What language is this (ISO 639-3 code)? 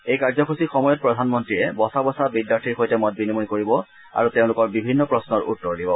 asm